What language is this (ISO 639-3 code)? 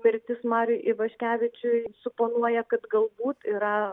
lit